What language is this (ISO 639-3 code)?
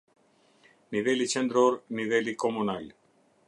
sqi